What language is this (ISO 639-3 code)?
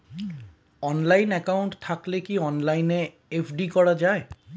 ben